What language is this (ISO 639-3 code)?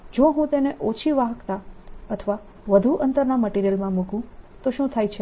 guj